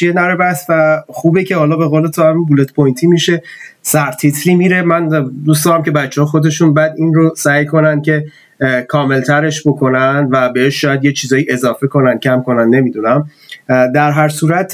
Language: Persian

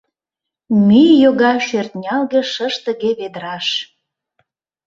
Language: Mari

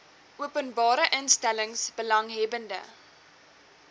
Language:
Afrikaans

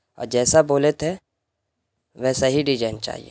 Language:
Urdu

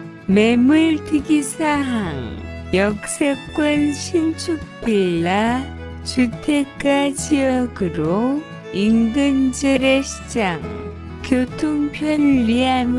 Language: Korean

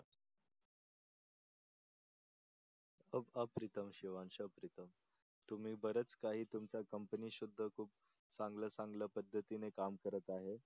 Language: Marathi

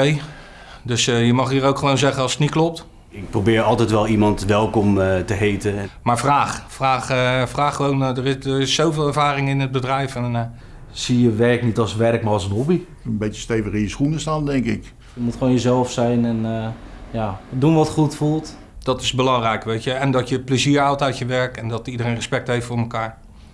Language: Dutch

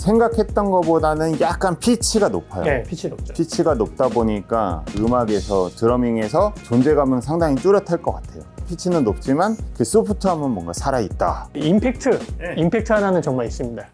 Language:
Korean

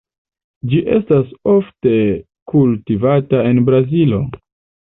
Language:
Esperanto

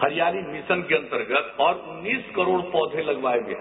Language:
Hindi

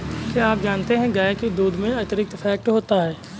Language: Hindi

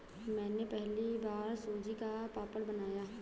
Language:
Hindi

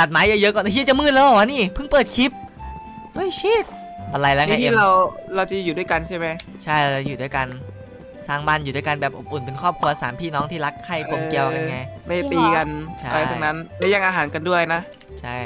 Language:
Thai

